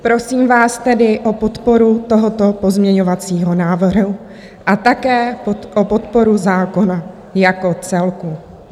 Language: Czech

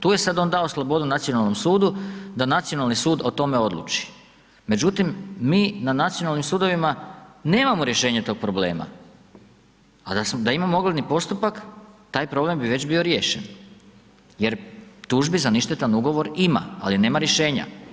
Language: Croatian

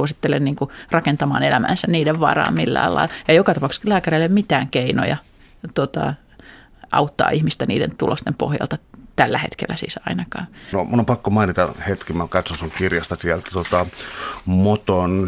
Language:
Finnish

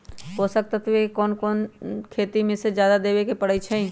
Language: Magahi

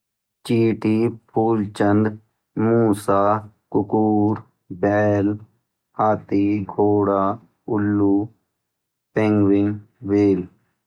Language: Garhwali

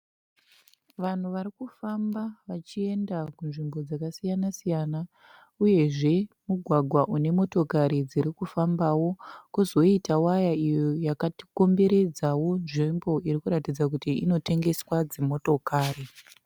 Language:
Shona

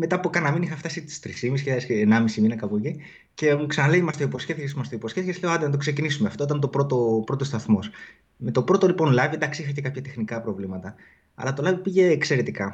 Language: Greek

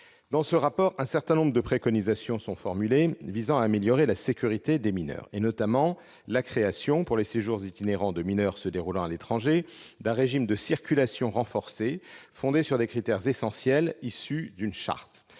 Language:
French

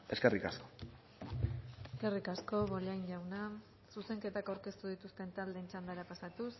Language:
Basque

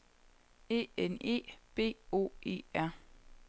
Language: Danish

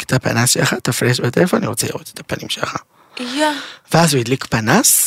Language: Hebrew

